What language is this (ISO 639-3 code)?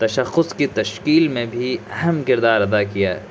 urd